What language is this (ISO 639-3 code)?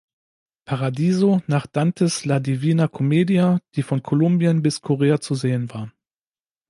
deu